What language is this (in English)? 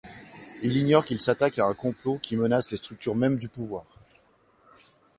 French